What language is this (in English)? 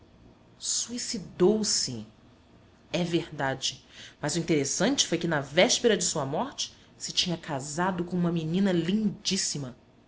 Portuguese